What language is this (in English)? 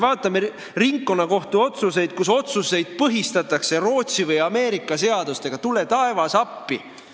Estonian